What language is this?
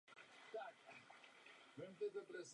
Czech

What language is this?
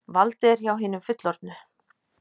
Icelandic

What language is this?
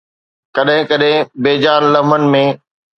Sindhi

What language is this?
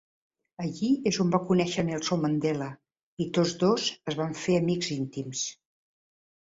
Catalan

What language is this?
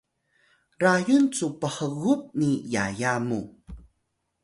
Atayal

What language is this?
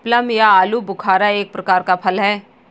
Hindi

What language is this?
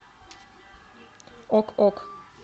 Russian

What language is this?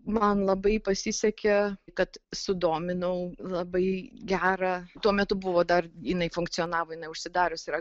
Lithuanian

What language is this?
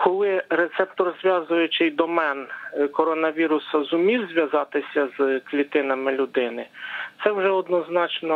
Ukrainian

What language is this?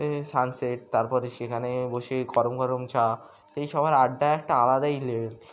Bangla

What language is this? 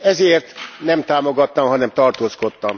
Hungarian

